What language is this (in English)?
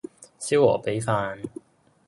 Cantonese